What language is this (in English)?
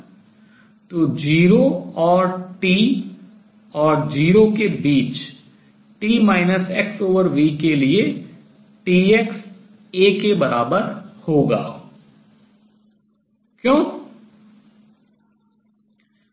Hindi